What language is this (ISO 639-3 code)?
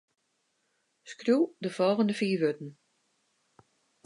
fry